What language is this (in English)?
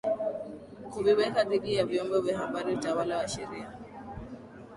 Swahili